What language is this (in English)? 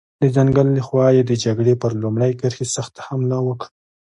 Pashto